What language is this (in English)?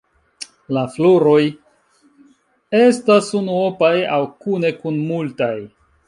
Esperanto